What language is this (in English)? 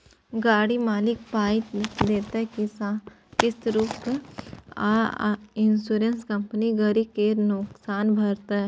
Maithili